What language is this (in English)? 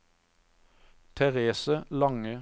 Norwegian